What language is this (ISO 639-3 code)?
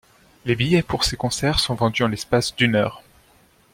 fra